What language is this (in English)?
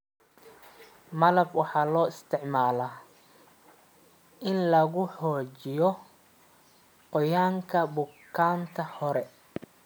Somali